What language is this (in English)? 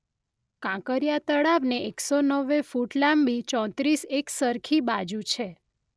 Gujarati